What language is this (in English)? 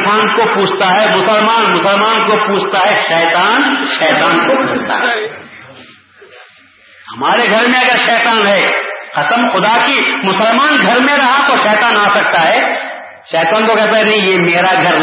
Urdu